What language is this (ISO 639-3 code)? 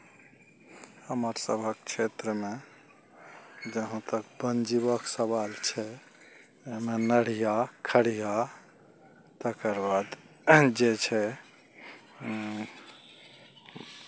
mai